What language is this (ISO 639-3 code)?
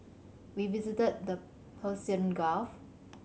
eng